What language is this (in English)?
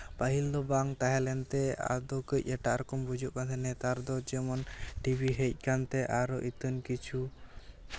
Santali